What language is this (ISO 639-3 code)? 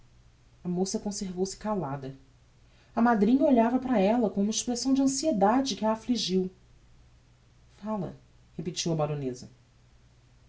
por